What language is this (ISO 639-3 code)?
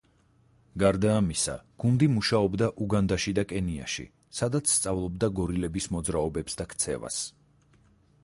kat